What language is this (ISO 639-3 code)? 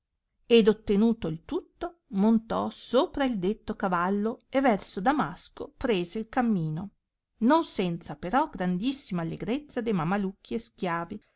ita